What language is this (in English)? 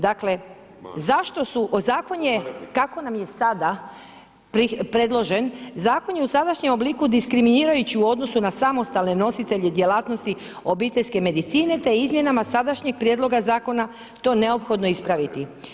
Croatian